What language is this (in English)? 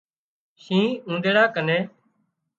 Wadiyara Koli